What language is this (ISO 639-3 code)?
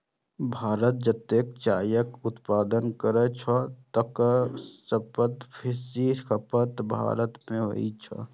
mai